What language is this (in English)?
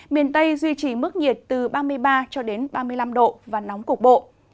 Vietnamese